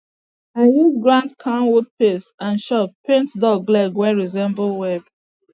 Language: Nigerian Pidgin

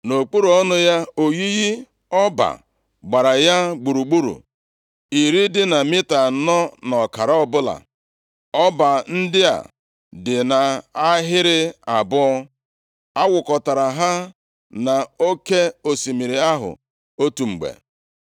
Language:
Igbo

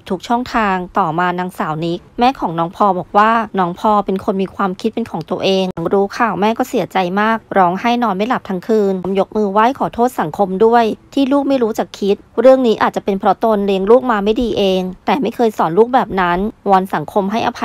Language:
Thai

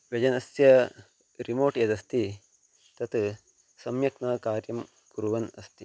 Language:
Sanskrit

